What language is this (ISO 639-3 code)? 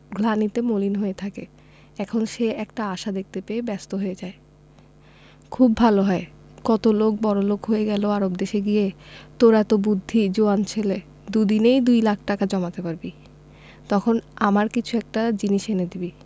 ben